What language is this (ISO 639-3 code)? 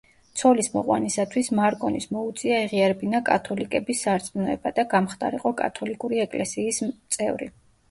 kat